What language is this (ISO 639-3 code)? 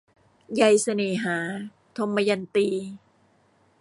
tha